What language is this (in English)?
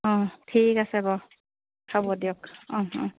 Assamese